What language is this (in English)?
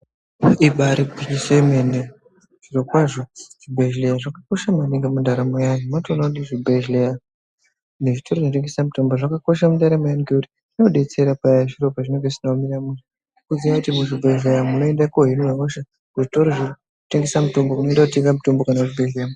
Ndau